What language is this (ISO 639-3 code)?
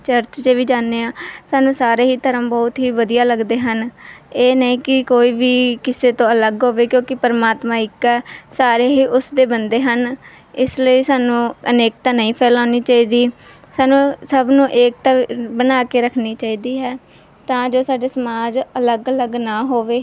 pan